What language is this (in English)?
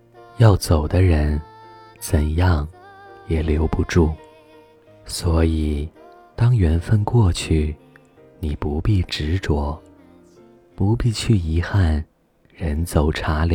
Chinese